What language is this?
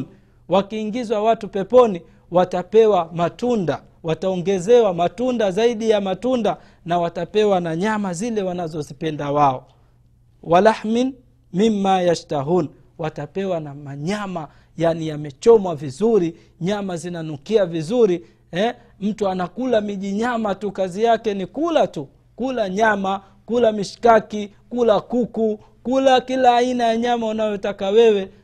Swahili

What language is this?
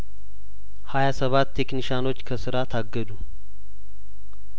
Amharic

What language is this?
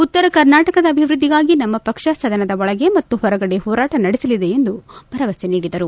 Kannada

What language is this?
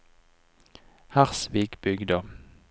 Norwegian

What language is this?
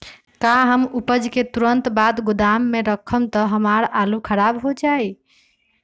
Magahi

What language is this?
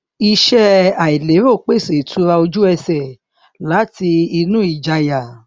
Yoruba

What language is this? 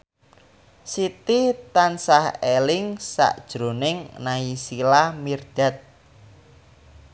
Javanese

